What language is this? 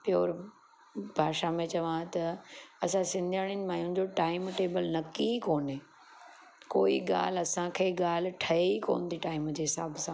Sindhi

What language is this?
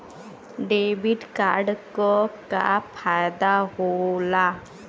Bhojpuri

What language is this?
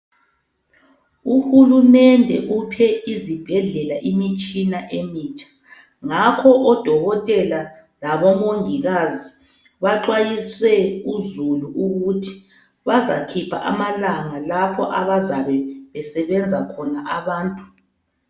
North Ndebele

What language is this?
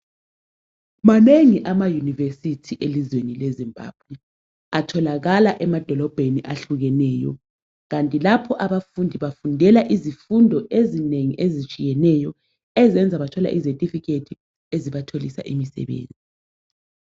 North Ndebele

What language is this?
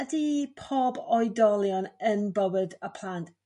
Welsh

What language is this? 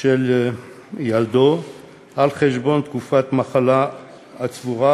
Hebrew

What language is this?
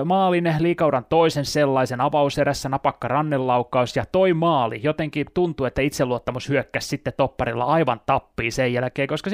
Finnish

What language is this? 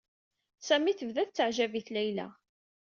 Kabyle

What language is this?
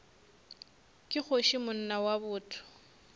Northern Sotho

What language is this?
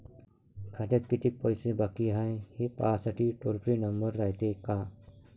Marathi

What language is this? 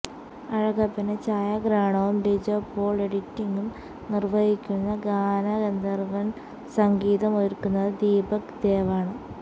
Malayalam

